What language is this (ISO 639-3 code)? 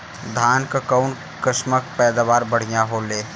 bho